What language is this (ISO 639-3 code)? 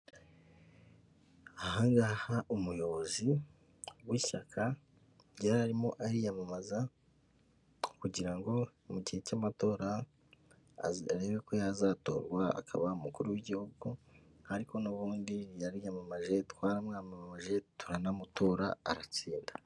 kin